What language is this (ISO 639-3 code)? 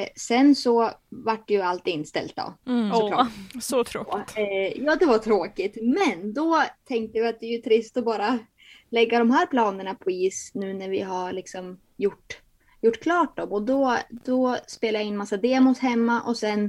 swe